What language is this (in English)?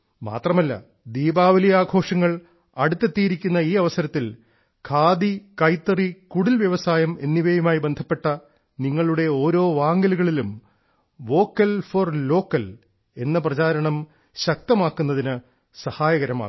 Malayalam